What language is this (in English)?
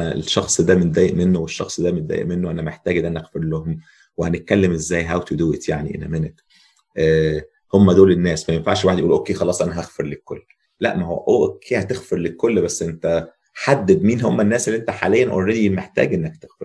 Arabic